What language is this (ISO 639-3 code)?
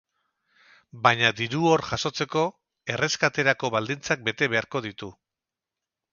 eus